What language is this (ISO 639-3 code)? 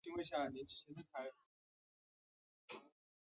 zho